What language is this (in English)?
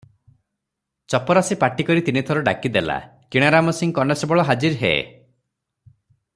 Odia